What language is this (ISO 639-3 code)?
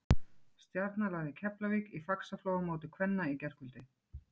isl